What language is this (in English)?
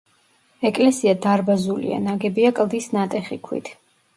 Georgian